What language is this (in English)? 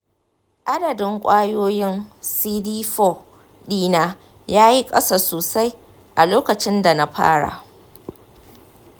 Hausa